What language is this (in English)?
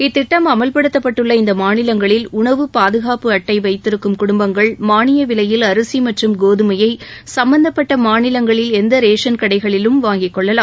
Tamil